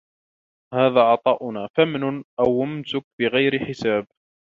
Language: Arabic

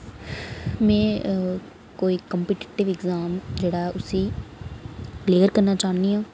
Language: Dogri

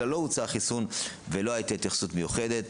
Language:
Hebrew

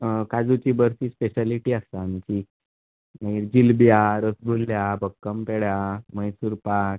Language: Konkani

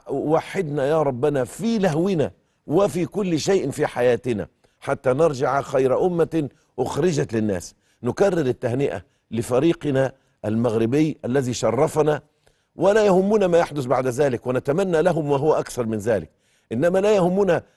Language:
Arabic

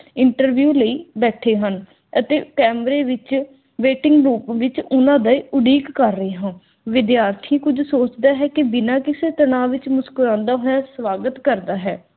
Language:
Punjabi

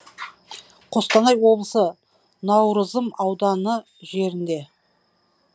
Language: Kazakh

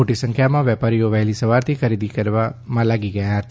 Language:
Gujarati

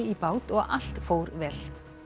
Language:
Icelandic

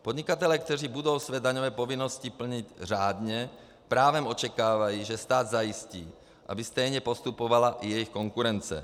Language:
Czech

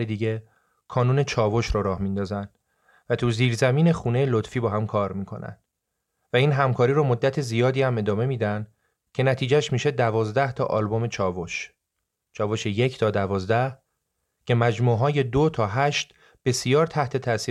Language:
Persian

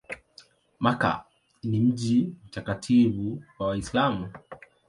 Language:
Swahili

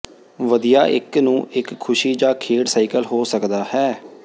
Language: Punjabi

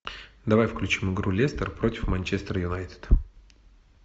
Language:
Russian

